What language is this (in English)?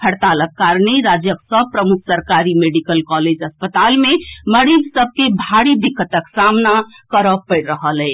Maithili